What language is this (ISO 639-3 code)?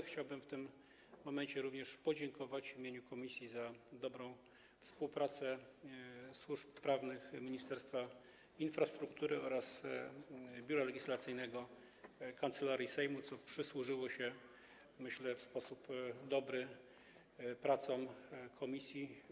pol